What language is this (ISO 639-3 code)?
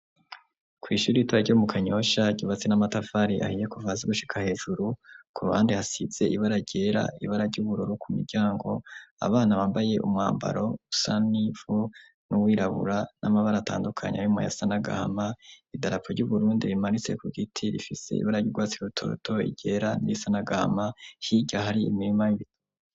run